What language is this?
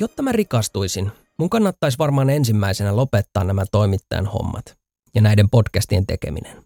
Finnish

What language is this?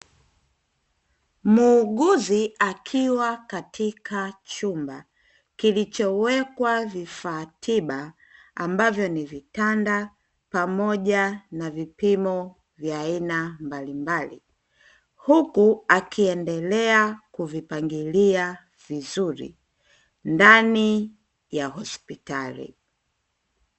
Swahili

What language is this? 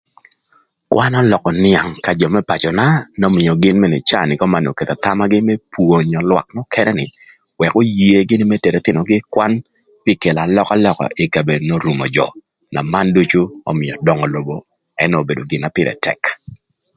Thur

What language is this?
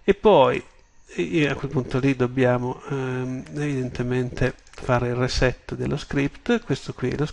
Italian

